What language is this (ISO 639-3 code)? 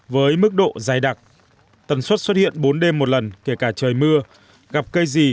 vie